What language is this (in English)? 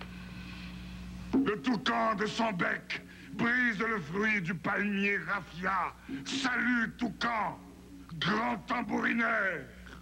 French